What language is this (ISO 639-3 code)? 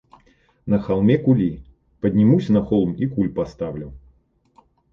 rus